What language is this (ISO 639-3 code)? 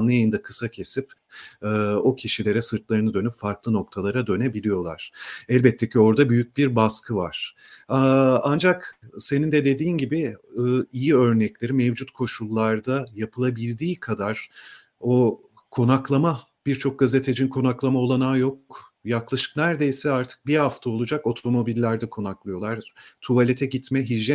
tur